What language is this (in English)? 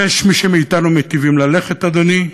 Hebrew